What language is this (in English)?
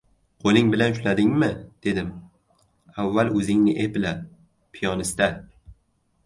Uzbek